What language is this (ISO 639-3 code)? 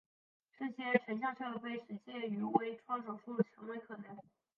zho